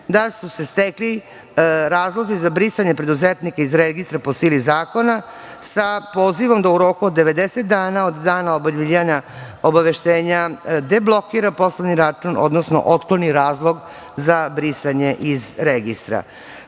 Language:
Serbian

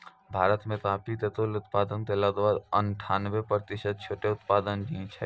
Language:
Maithili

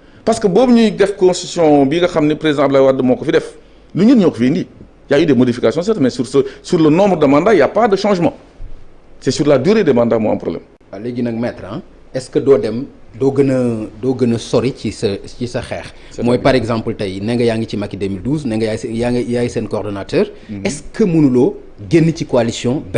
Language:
French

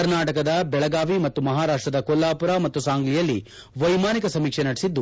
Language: Kannada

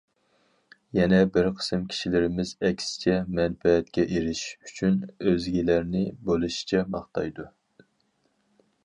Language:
Uyghur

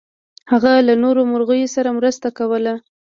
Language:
Pashto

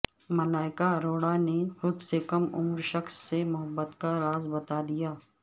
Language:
Urdu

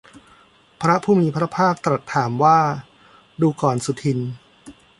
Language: Thai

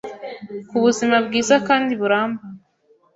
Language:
Kinyarwanda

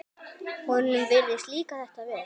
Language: Icelandic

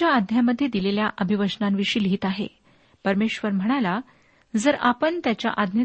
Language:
Marathi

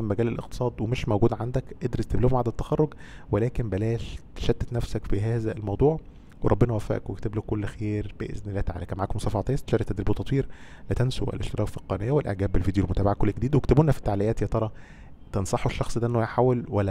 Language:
Arabic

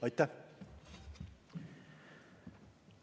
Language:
Estonian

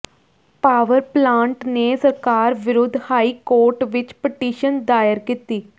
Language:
Punjabi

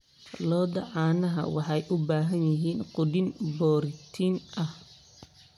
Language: Somali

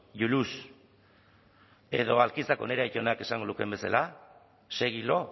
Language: Basque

